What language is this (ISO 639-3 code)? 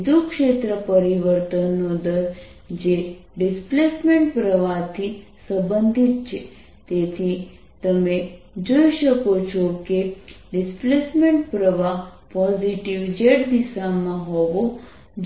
guj